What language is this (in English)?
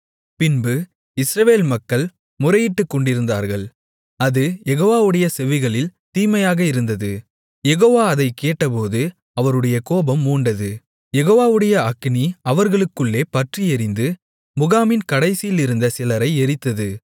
Tamil